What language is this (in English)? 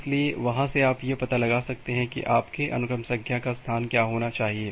Hindi